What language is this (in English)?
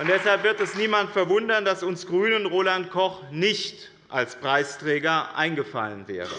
German